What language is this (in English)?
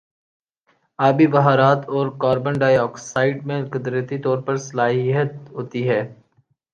Urdu